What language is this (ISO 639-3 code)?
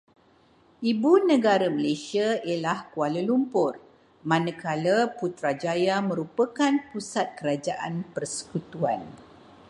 msa